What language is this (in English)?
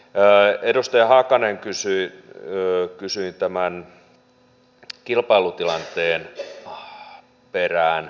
Finnish